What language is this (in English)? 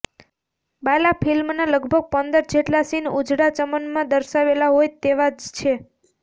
Gujarati